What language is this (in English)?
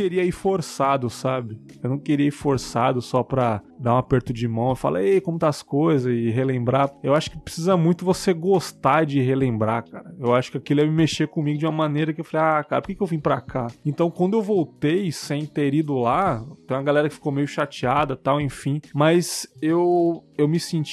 Portuguese